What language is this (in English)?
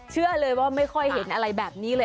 Thai